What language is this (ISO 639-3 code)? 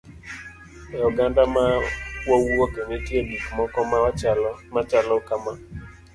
luo